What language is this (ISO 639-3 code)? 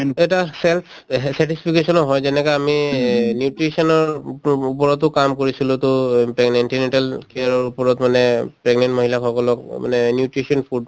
asm